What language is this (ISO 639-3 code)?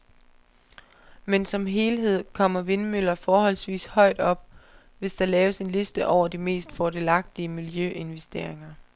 dan